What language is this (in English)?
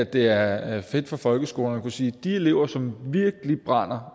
Danish